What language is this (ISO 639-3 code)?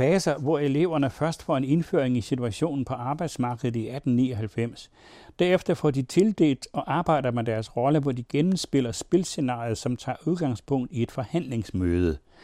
dan